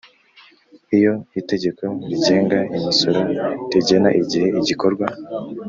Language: Kinyarwanda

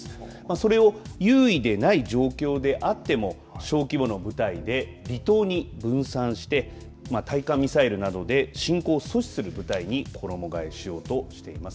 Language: Japanese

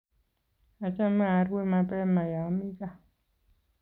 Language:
Kalenjin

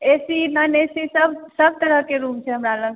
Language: Maithili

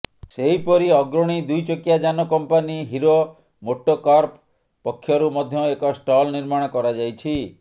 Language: Odia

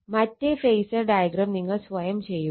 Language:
Malayalam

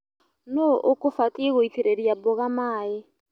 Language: Kikuyu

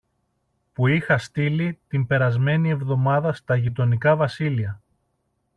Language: Greek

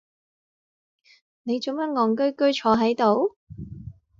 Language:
Cantonese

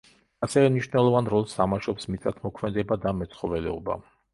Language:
Georgian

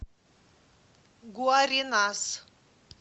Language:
Russian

